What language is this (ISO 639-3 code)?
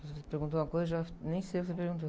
por